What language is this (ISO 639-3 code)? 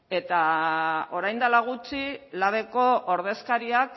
eus